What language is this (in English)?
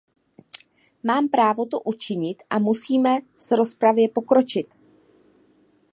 Czech